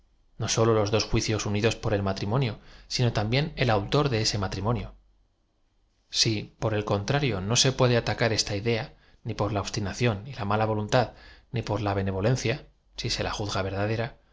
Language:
Spanish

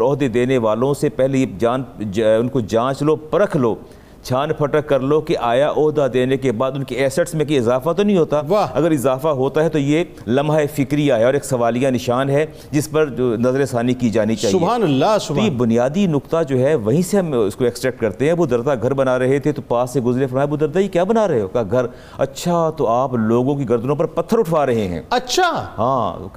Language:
Urdu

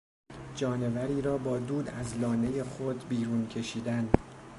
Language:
Persian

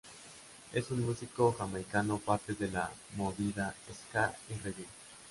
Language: Spanish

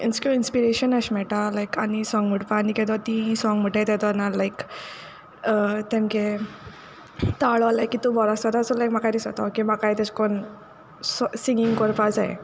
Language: Konkani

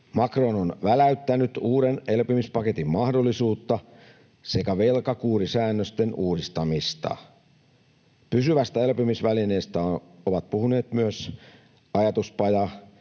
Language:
Finnish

